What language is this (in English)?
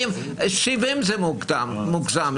Hebrew